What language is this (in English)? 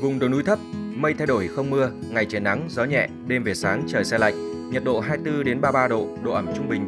Vietnamese